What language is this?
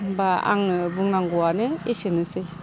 Bodo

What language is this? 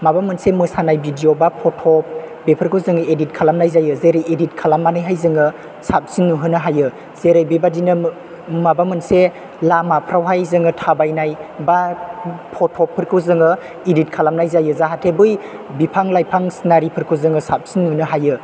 Bodo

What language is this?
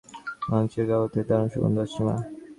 Bangla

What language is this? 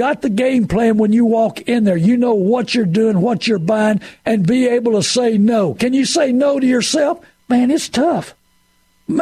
English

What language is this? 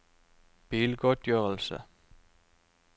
Norwegian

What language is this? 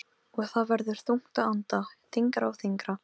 Icelandic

